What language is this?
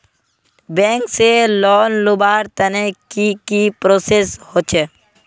Magahi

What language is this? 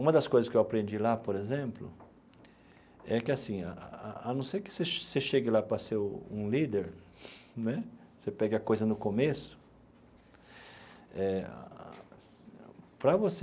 Portuguese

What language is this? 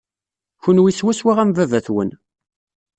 Kabyle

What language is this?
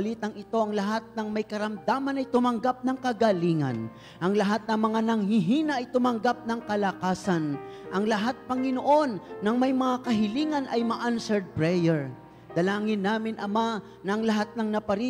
Filipino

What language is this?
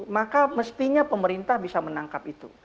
Indonesian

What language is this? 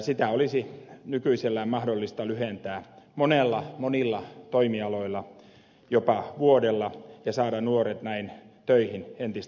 Finnish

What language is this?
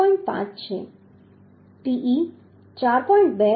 Gujarati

